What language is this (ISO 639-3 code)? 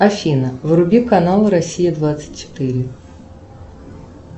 rus